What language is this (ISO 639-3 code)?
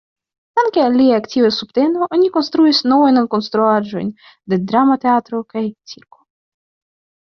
epo